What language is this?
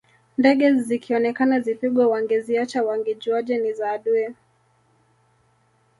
Swahili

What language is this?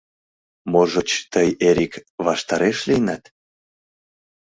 Mari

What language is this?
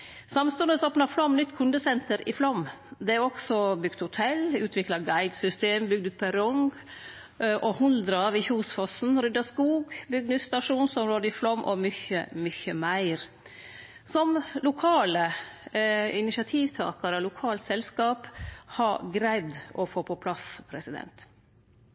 Norwegian Nynorsk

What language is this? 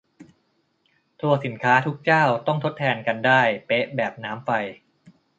Thai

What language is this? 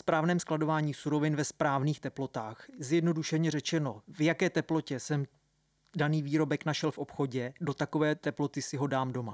Czech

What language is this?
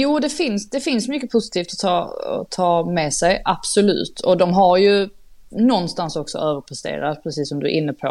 Swedish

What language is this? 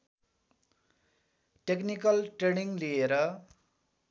Nepali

